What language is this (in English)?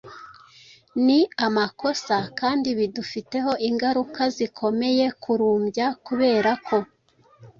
Kinyarwanda